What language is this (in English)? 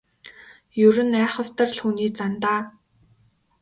Mongolian